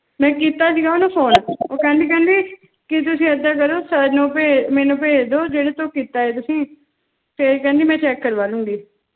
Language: Punjabi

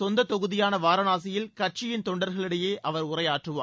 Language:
Tamil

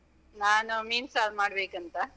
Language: Kannada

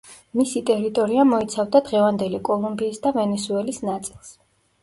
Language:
Georgian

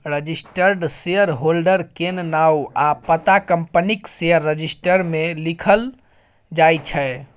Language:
Maithili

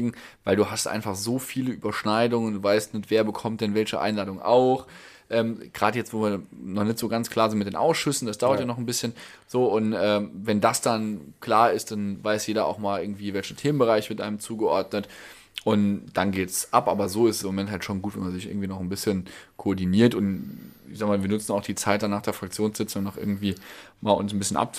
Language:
German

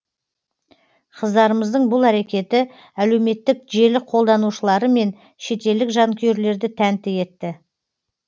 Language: Kazakh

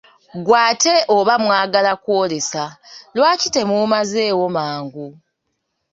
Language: Ganda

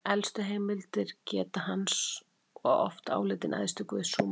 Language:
Icelandic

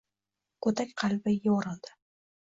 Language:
Uzbek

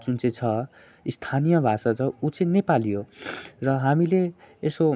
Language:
Nepali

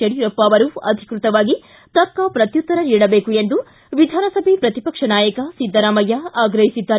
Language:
Kannada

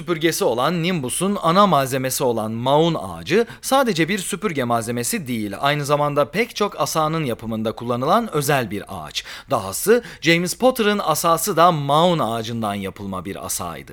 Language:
Turkish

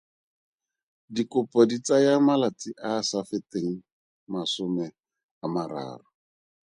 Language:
Tswana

